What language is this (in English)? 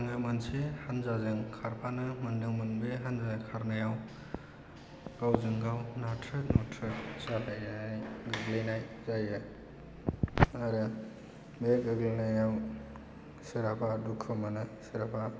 Bodo